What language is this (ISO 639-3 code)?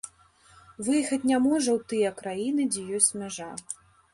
bel